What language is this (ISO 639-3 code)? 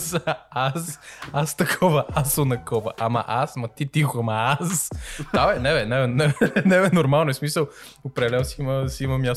bul